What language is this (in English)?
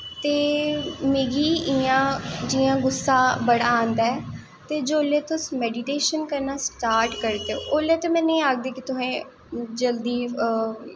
Dogri